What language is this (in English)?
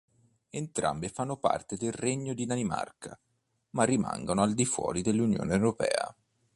Italian